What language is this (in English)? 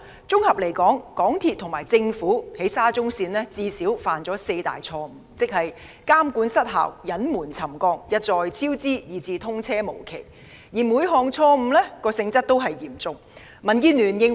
Cantonese